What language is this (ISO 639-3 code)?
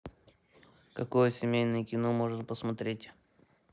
rus